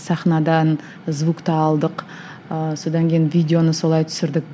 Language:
Kazakh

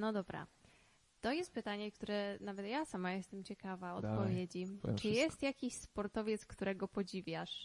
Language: Polish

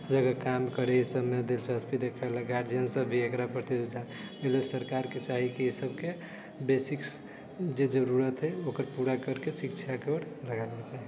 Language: Maithili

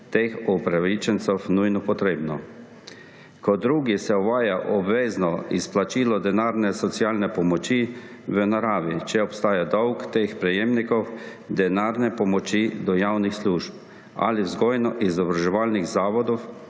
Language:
Slovenian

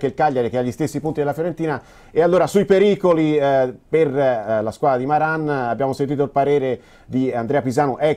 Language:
Italian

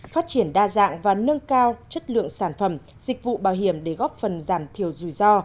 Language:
Vietnamese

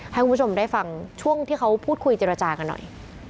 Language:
Thai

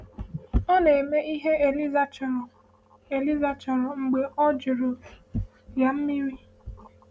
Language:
Igbo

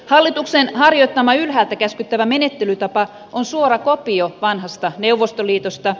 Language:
Finnish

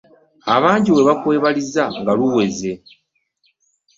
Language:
Ganda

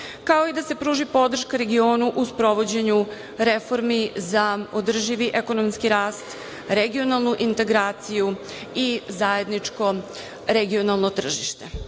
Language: Serbian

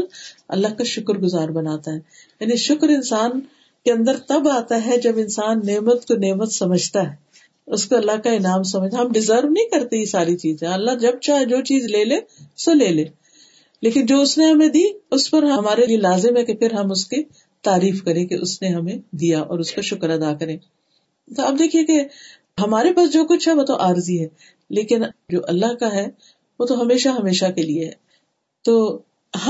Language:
Urdu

